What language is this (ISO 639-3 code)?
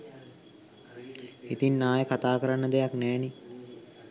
sin